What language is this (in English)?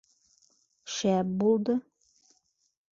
Bashkir